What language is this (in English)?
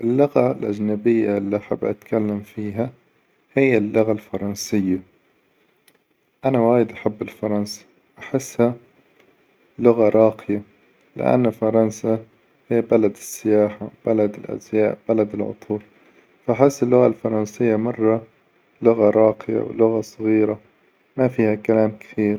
Hijazi Arabic